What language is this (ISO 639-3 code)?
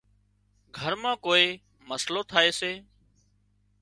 kxp